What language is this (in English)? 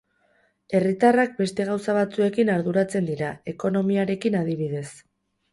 Basque